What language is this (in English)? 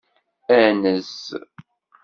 Kabyle